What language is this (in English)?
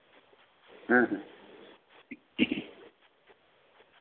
Santali